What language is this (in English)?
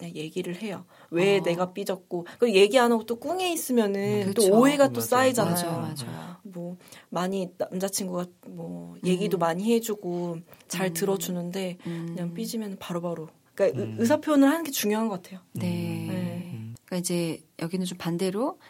Korean